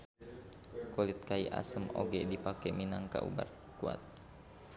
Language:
Sundanese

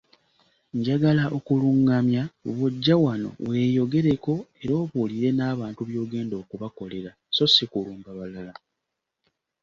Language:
Ganda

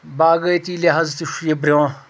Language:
Kashmiri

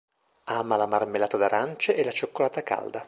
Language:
Italian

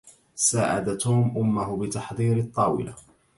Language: Arabic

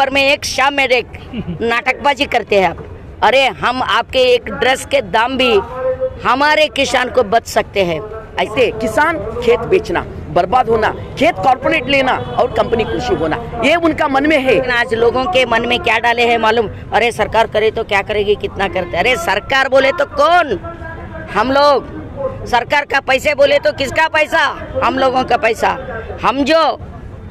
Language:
Hindi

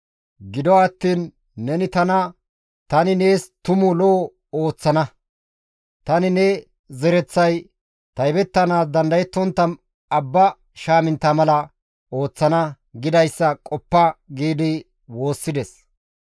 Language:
Gamo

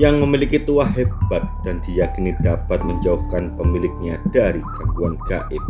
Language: Indonesian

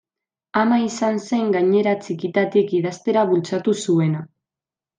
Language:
Basque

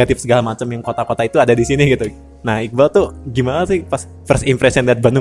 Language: Indonesian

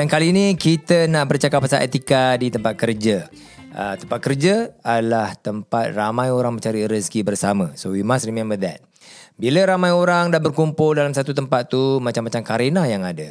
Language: Malay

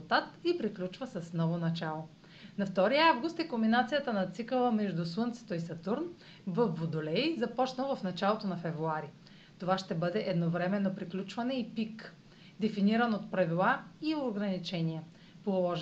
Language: Bulgarian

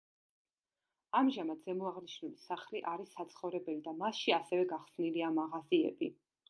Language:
Georgian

